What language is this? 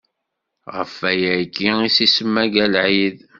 Kabyle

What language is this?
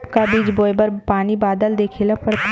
Chhattisgarhi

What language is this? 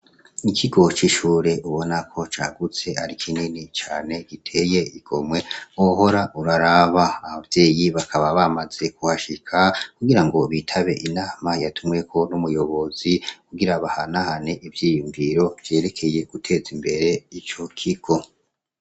Rundi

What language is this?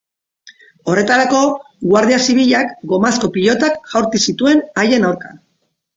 Basque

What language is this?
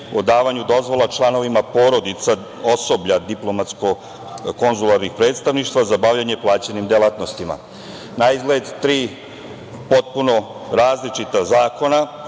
Serbian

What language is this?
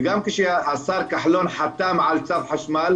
Hebrew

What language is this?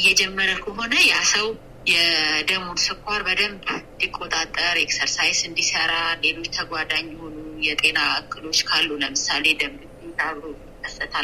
Amharic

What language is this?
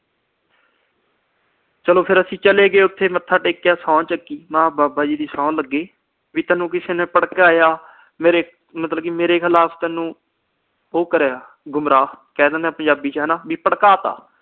Punjabi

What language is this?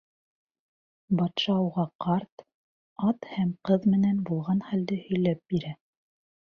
Bashkir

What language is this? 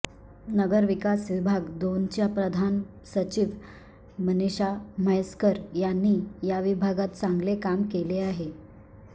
Marathi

